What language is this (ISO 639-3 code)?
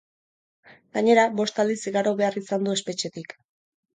eus